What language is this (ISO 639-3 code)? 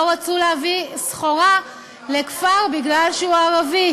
heb